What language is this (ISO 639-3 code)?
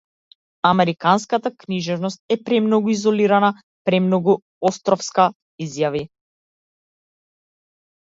mkd